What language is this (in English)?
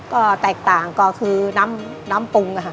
Thai